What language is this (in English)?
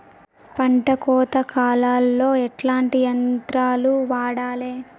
Telugu